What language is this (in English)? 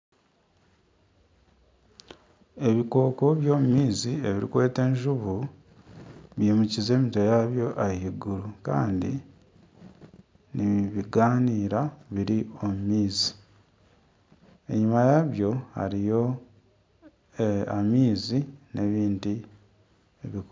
Nyankole